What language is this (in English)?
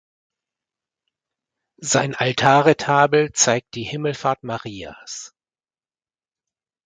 German